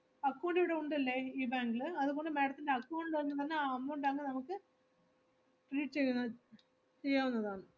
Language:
Malayalam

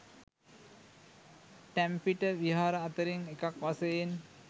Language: Sinhala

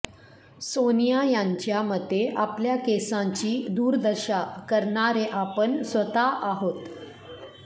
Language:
Marathi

